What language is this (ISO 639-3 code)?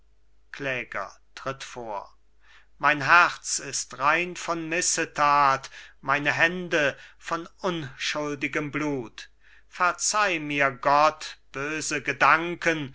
deu